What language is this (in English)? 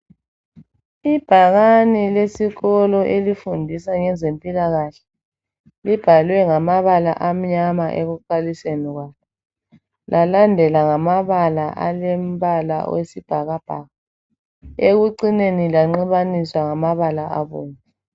North Ndebele